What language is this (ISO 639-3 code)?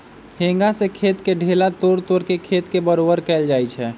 mag